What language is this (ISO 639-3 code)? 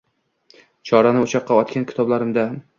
uzb